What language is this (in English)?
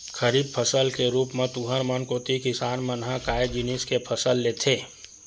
Chhattisgarhi